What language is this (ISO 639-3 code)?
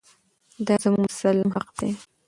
pus